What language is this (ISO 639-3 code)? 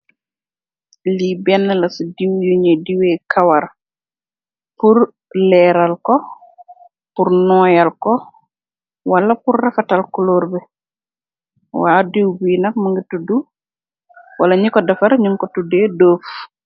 wol